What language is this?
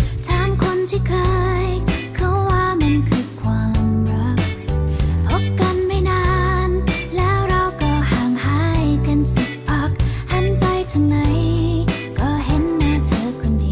Thai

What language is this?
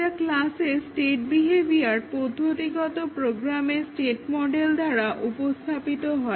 Bangla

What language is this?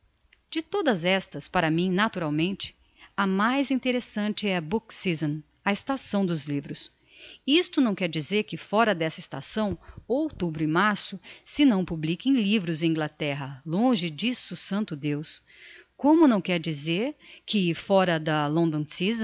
Portuguese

